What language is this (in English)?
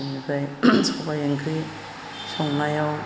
Bodo